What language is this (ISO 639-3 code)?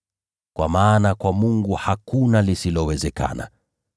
swa